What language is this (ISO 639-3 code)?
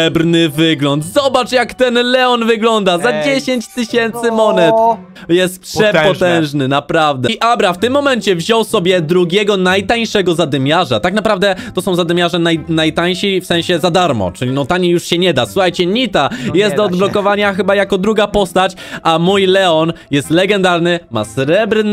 pol